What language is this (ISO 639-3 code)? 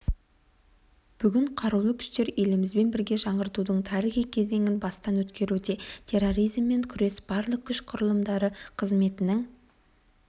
kaz